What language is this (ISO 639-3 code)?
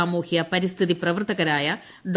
mal